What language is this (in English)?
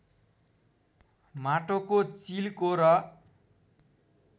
Nepali